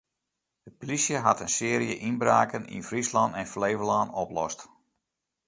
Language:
Western Frisian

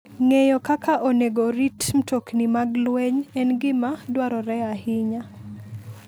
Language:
Luo (Kenya and Tanzania)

